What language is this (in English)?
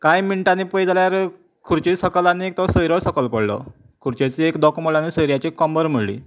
Konkani